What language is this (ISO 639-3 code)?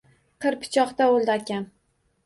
uzb